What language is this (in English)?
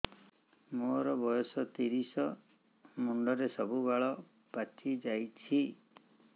Odia